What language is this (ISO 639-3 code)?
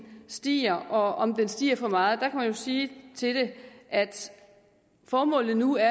dan